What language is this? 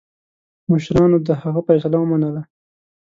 Pashto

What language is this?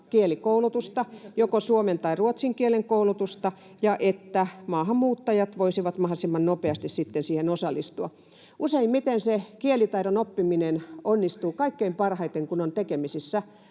Finnish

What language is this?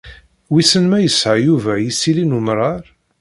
Kabyle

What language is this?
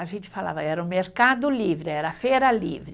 Portuguese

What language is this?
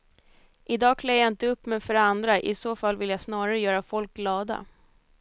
Swedish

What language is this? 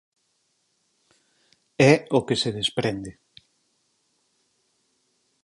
Galician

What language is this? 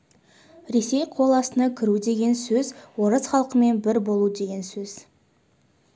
Kazakh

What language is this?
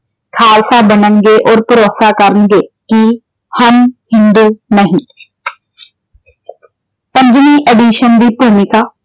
Punjabi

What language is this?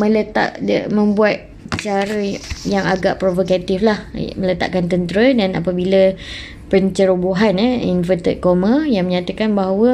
Malay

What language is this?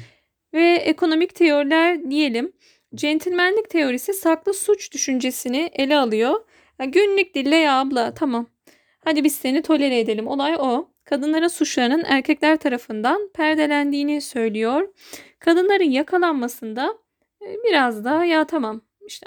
Turkish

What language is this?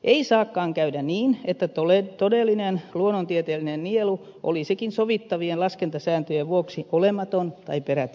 Finnish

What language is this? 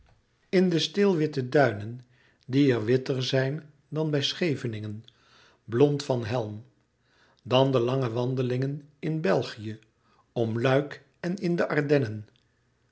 Dutch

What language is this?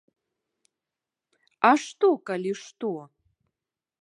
Belarusian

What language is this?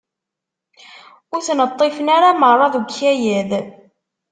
Kabyle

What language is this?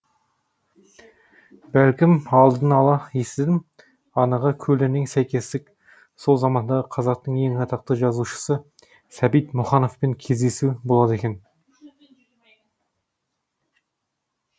Kazakh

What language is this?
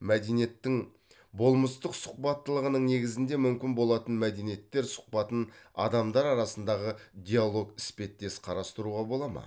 Kazakh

